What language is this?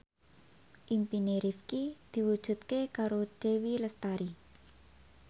Javanese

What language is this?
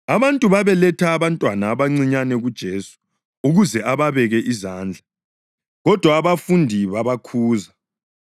North Ndebele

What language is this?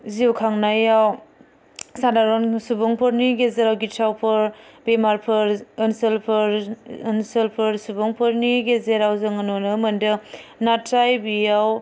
Bodo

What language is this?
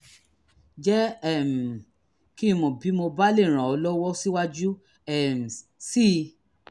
Yoruba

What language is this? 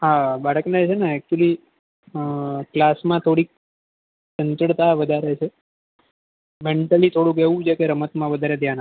Gujarati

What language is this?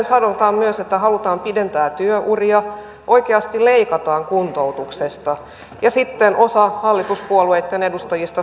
Finnish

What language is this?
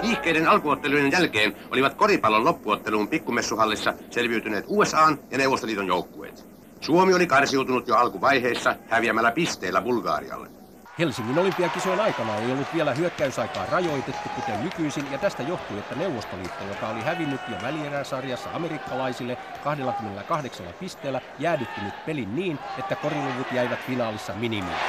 Finnish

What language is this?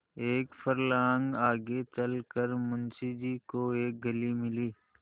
Hindi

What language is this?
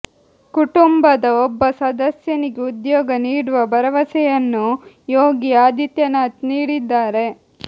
Kannada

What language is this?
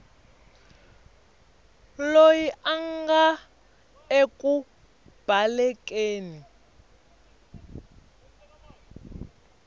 Tsonga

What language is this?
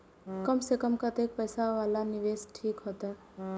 Maithili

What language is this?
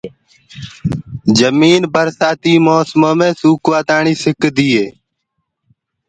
Gurgula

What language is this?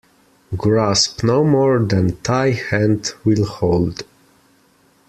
English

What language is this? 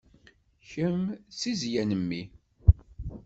Kabyle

